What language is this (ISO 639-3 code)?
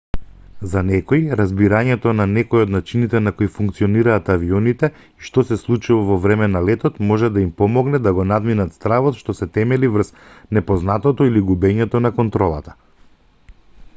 mkd